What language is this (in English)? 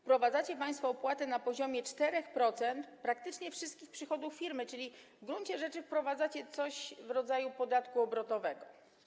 Polish